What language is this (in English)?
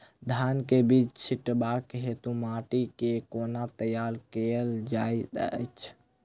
Maithili